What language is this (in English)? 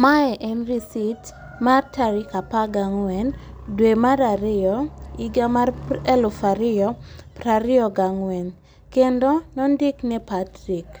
Luo (Kenya and Tanzania)